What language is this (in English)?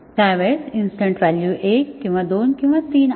Marathi